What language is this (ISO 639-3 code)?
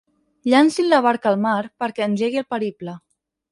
cat